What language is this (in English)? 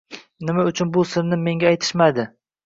Uzbek